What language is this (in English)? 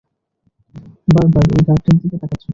Bangla